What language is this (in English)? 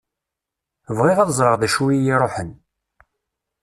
Kabyle